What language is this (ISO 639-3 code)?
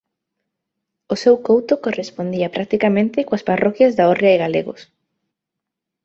glg